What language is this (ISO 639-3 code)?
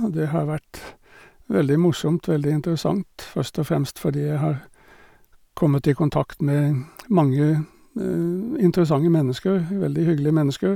nor